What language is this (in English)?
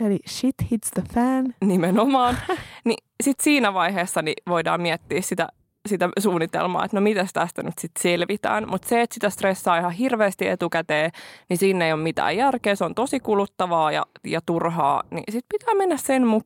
Finnish